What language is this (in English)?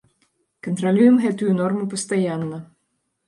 Belarusian